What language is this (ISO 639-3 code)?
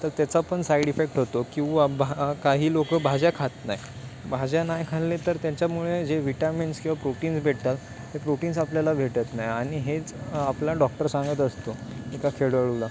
mar